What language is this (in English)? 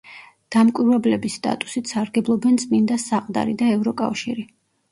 Georgian